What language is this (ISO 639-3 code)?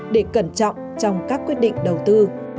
vie